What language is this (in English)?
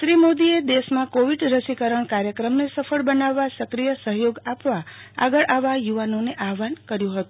Gujarati